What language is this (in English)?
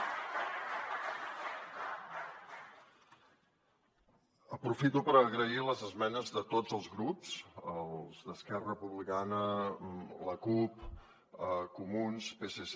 Catalan